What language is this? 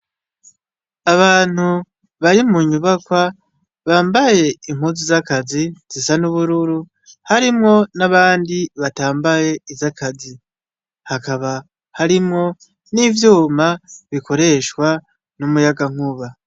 Rundi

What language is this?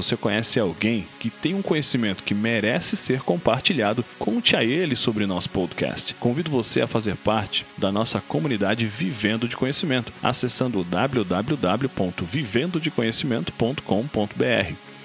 Portuguese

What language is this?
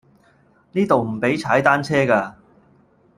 Cantonese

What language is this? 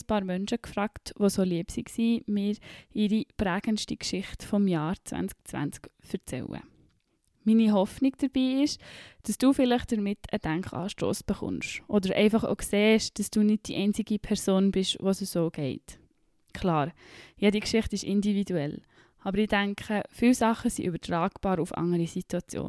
German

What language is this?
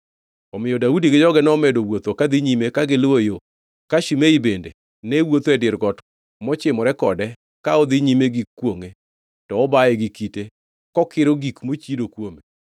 Luo (Kenya and Tanzania)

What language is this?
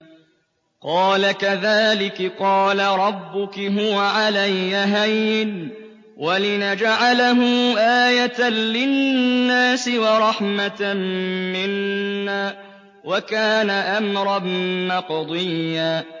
Arabic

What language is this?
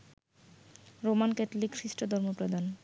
Bangla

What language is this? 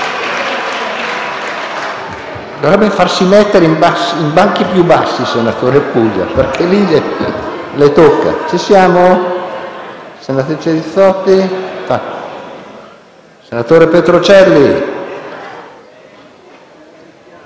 Italian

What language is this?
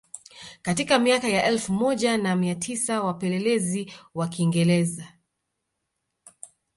Swahili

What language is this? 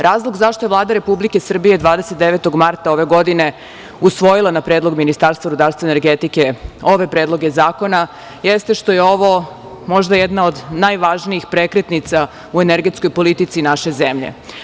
Serbian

